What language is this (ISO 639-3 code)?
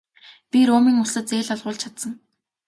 mon